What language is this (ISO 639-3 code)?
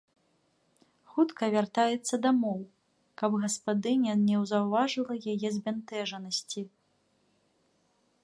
bel